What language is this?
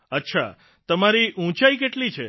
Gujarati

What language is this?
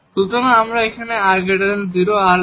Bangla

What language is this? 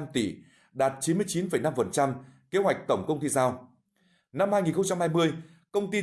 Vietnamese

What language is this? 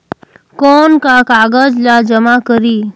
Chhattisgarhi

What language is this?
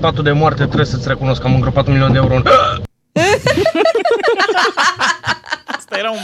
Romanian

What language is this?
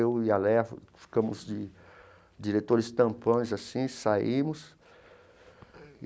Portuguese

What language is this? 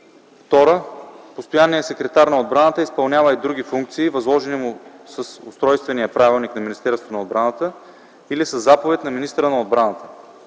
Bulgarian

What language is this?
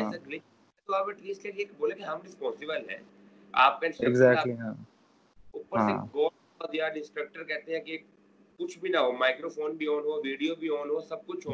Urdu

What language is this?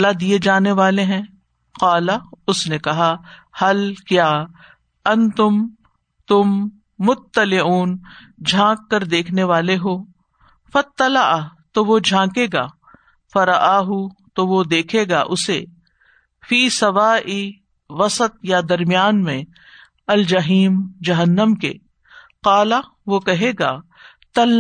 Urdu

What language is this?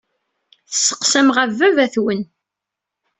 Kabyle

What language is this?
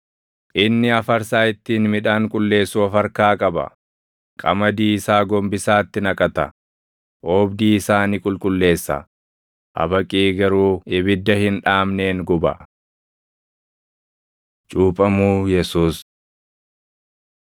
Oromo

